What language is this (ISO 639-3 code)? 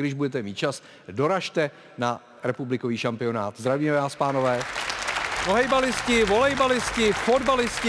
ces